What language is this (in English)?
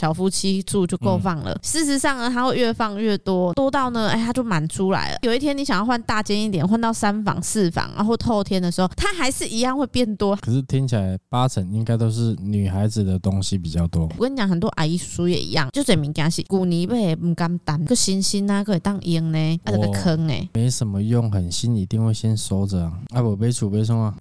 Chinese